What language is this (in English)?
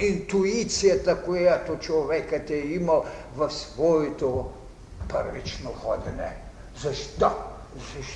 Bulgarian